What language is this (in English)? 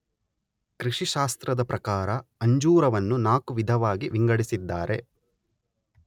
Kannada